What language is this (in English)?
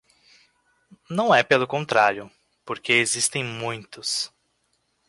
Portuguese